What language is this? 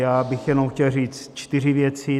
Czech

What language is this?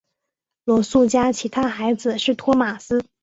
Chinese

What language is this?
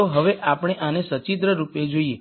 Gujarati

